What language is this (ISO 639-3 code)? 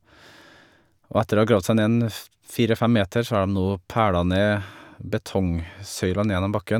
nor